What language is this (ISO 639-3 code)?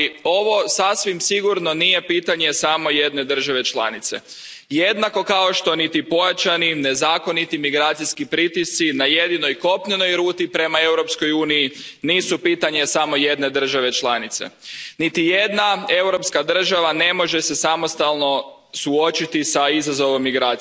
hrv